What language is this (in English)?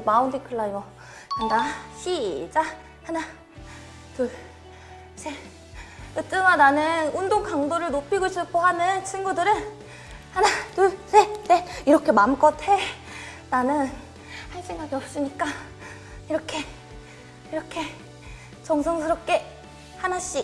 Korean